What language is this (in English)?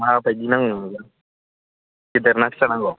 Bodo